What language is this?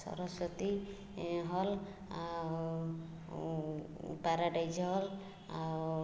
Odia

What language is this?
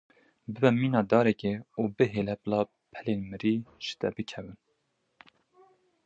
Kurdish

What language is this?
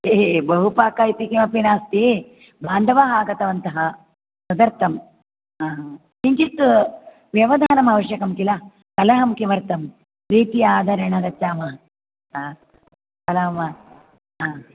Sanskrit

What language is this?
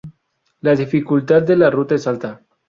Spanish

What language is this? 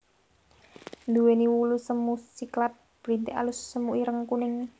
Javanese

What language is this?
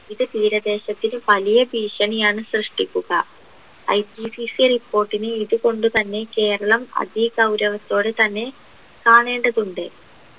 Malayalam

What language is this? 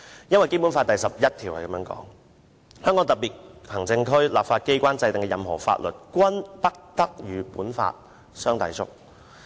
Cantonese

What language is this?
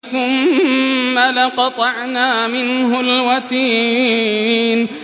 Arabic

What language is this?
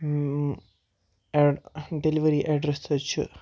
Kashmiri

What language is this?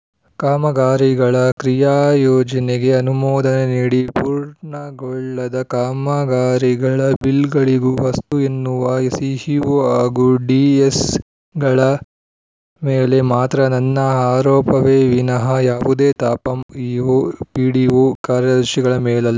Kannada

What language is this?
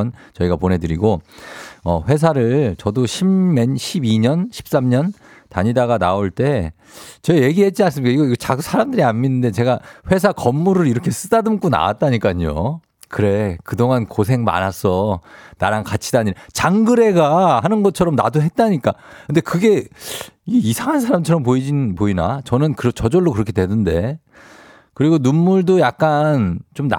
Korean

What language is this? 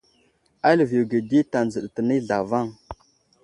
Wuzlam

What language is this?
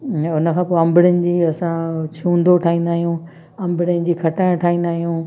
Sindhi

